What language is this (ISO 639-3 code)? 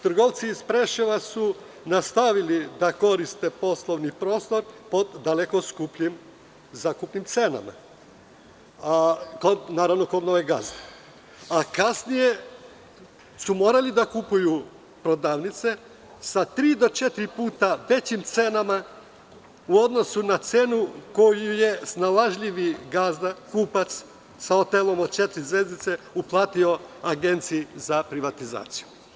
srp